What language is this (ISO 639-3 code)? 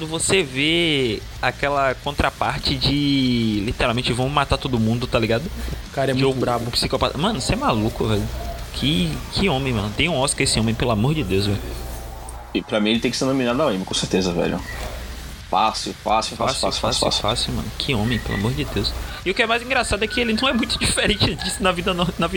por